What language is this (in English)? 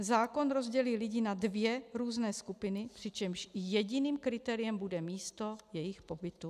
Czech